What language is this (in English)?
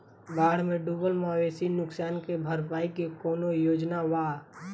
Bhojpuri